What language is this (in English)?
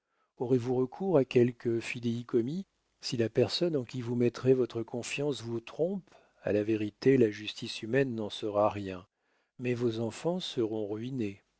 French